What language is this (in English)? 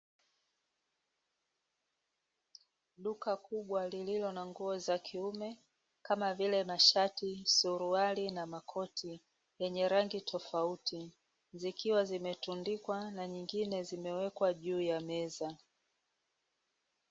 Swahili